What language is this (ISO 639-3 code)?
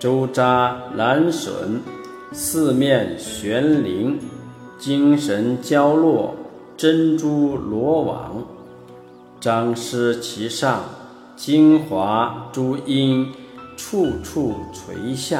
zho